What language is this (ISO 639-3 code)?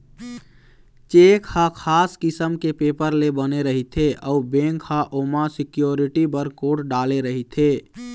hne